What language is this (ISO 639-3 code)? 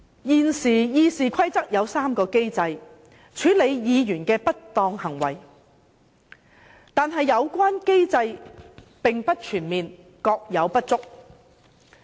yue